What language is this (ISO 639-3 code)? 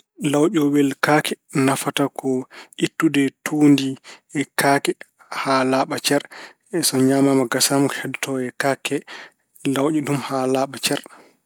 ful